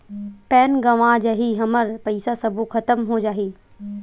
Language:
Chhattisgarhi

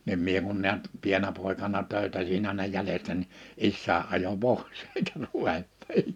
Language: Finnish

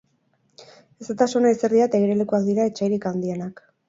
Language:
Basque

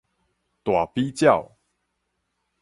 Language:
Min Nan Chinese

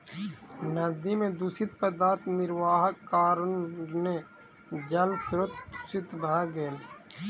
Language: Maithili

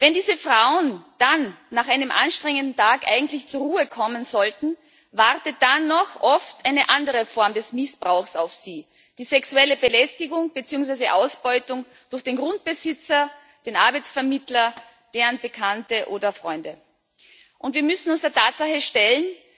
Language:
German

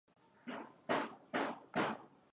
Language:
Swahili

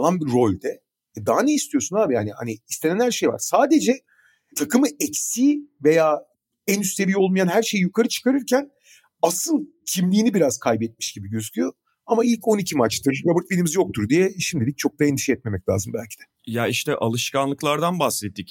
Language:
Turkish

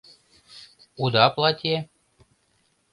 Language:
Mari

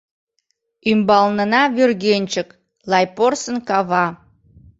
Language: Mari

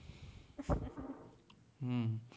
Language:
Gujarati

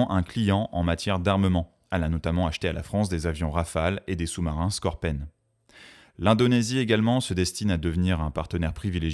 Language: French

